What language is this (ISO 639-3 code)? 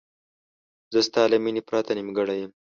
pus